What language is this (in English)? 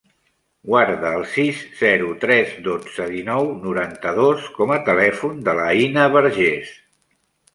Catalan